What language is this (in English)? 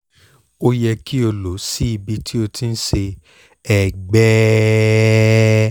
Yoruba